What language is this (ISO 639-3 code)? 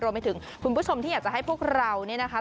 tha